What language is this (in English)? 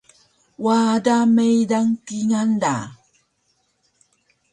Taroko